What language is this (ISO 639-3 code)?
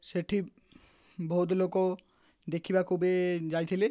ori